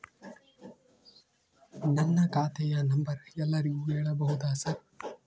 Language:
Kannada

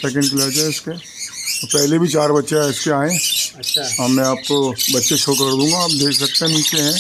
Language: Hindi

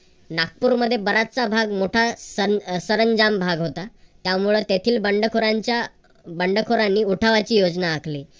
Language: Marathi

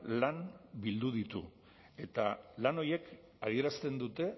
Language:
Basque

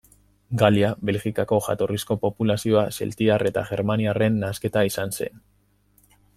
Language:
Basque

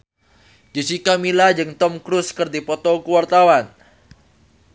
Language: Sundanese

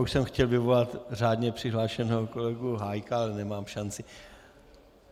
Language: Czech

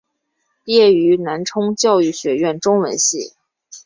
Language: Chinese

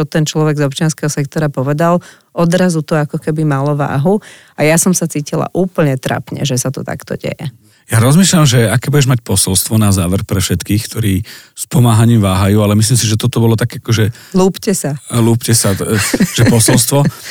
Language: Slovak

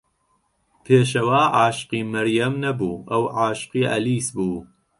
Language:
Central Kurdish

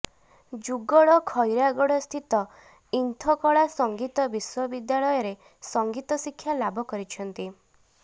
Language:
Odia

